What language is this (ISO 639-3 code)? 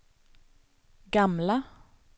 swe